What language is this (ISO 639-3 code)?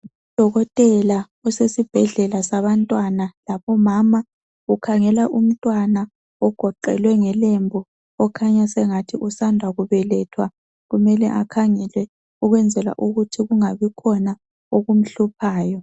nde